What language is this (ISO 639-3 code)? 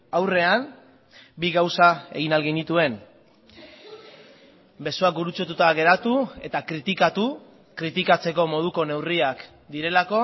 eus